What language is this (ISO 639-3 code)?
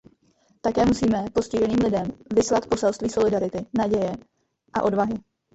ces